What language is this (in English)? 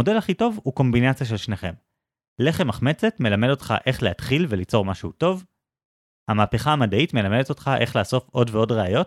Hebrew